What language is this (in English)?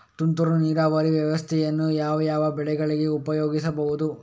Kannada